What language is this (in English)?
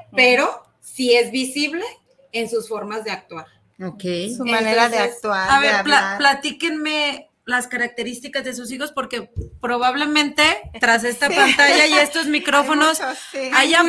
Spanish